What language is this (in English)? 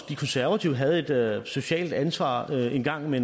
Danish